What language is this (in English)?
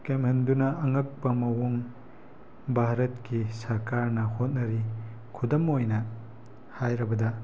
Manipuri